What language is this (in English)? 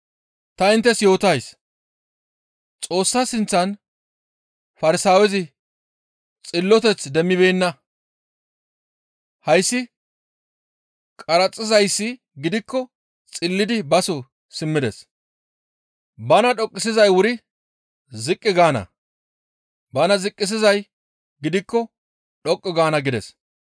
Gamo